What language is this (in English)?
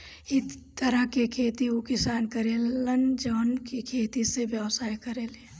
Bhojpuri